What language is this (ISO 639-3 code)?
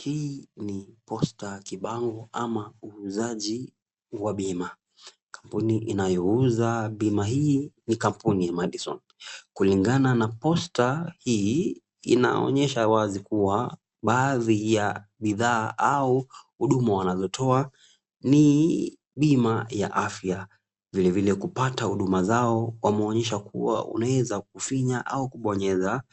swa